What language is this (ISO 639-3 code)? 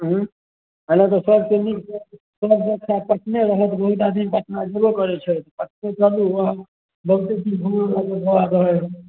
mai